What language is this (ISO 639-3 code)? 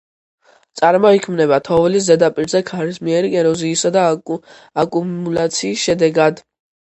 kat